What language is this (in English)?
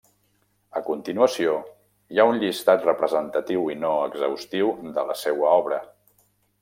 Catalan